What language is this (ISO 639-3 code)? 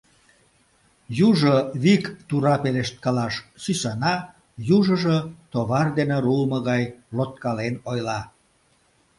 chm